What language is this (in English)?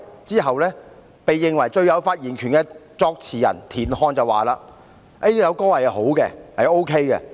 Cantonese